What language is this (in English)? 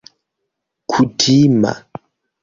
Esperanto